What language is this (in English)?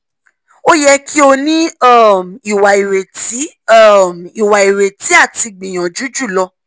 Yoruba